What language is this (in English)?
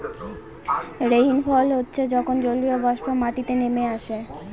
Bangla